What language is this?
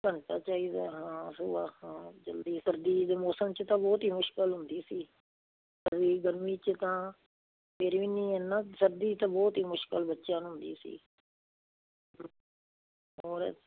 Punjabi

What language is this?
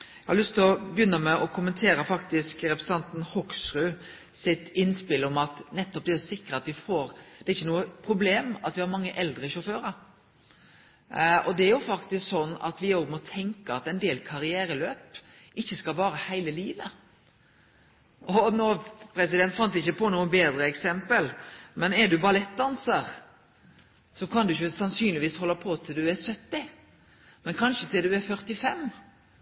Norwegian Nynorsk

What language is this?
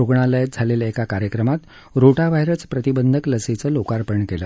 Marathi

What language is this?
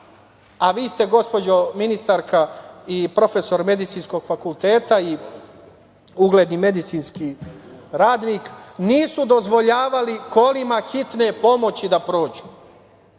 Serbian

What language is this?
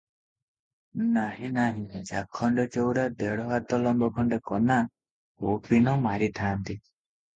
Odia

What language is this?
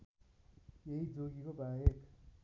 Nepali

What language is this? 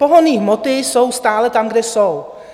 Czech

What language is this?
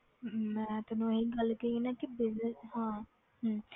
Punjabi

